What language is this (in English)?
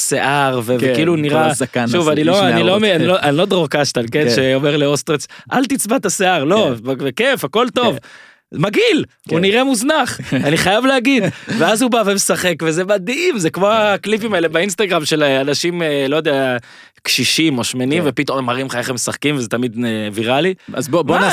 Hebrew